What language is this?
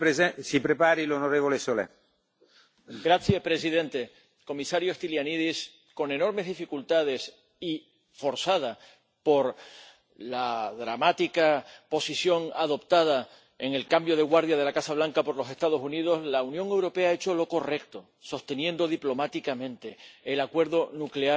Spanish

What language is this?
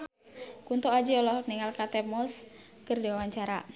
Sundanese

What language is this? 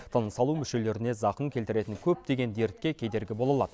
Kazakh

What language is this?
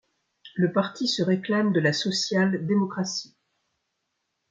French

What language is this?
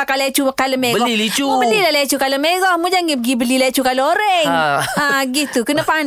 Malay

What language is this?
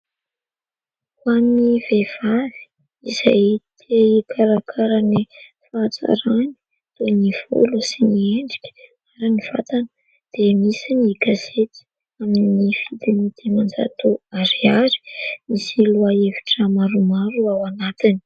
Malagasy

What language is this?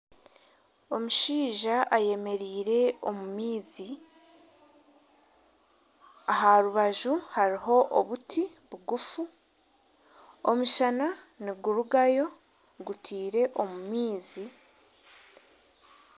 Nyankole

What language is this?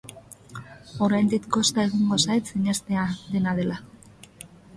Basque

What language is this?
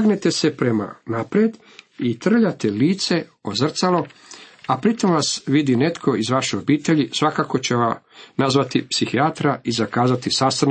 Croatian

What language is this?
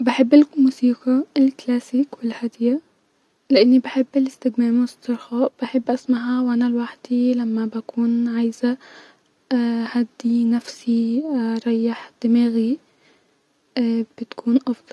Egyptian Arabic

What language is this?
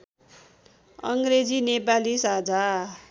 Nepali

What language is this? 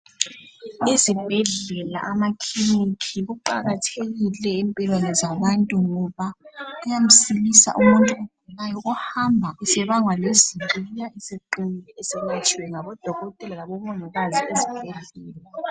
North Ndebele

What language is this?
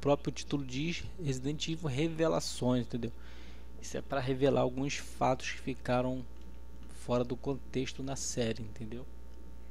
Portuguese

